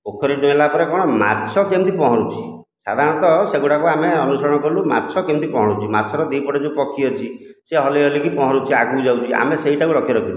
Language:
Odia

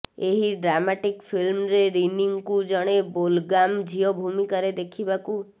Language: Odia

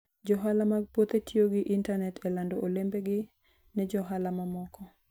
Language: Luo (Kenya and Tanzania)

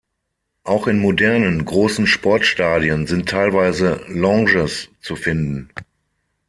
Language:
German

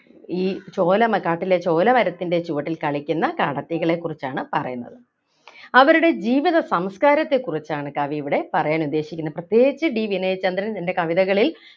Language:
Malayalam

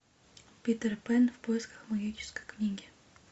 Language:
Russian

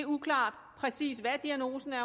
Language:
Danish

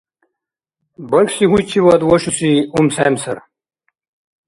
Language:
Dargwa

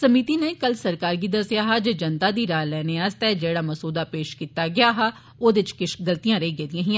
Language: Dogri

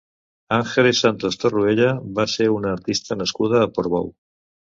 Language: Catalan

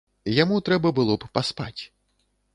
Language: Belarusian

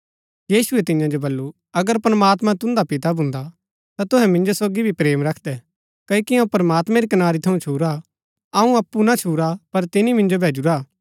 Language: Gaddi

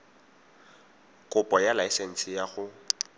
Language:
Tswana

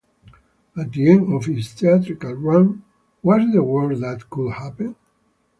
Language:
English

